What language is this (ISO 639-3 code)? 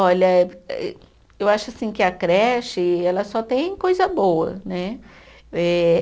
por